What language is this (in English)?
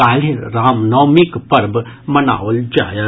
Maithili